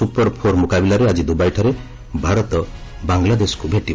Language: Odia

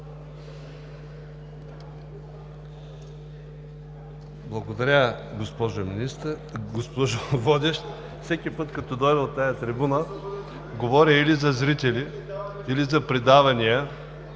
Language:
Bulgarian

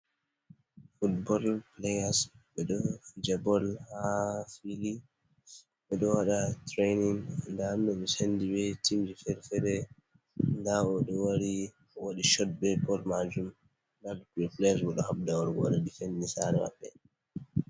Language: Fula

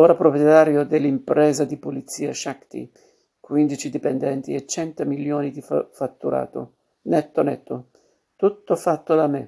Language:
Italian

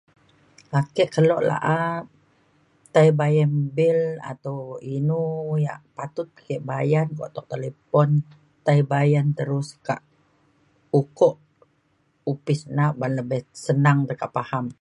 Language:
Mainstream Kenyah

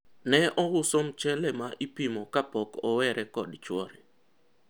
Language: Luo (Kenya and Tanzania)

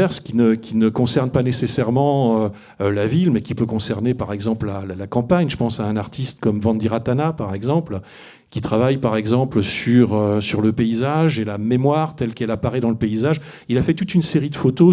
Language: French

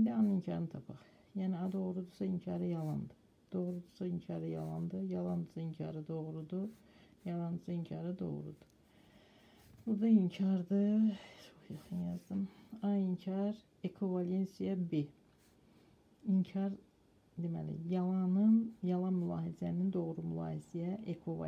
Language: Turkish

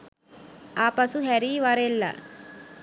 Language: Sinhala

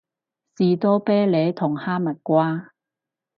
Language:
Cantonese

